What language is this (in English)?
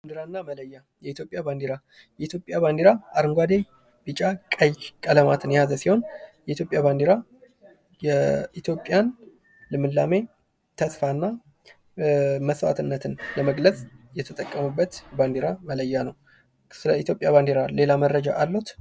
Amharic